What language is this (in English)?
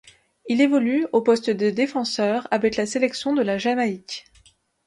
French